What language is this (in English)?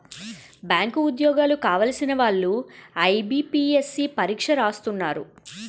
Telugu